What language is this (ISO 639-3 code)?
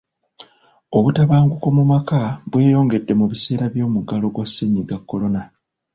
lug